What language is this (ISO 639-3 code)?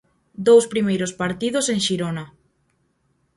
glg